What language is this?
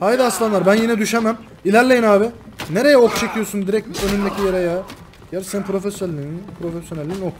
Turkish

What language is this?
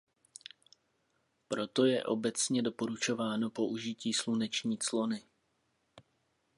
Czech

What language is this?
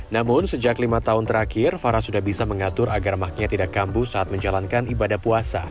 Indonesian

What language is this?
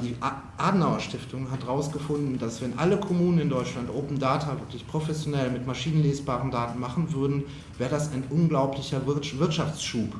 German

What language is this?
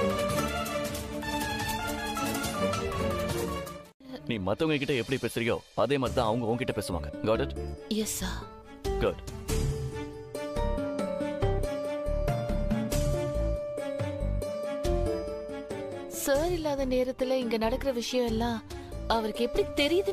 Tamil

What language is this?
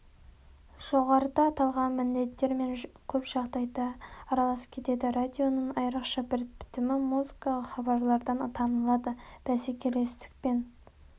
Kazakh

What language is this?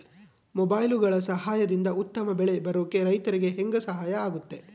Kannada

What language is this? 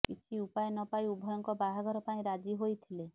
Odia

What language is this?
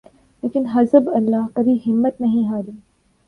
Urdu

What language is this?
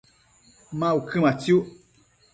Matsés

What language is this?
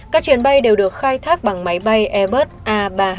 Vietnamese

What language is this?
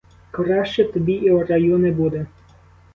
Ukrainian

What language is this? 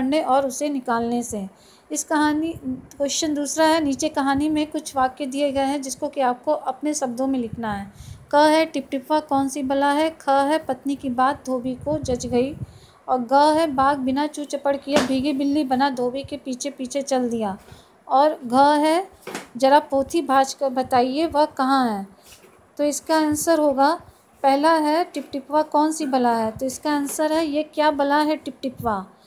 Hindi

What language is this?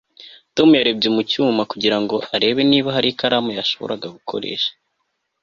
Kinyarwanda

